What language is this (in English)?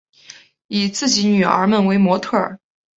Chinese